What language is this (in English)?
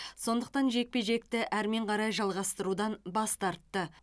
Kazakh